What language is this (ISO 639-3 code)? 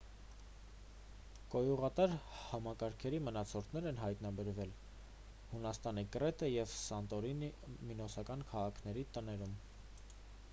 hye